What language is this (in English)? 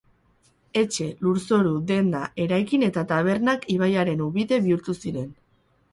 Basque